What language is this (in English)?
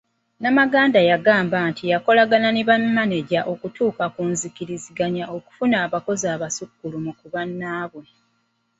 Ganda